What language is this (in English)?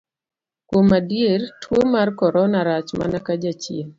Luo (Kenya and Tanzania)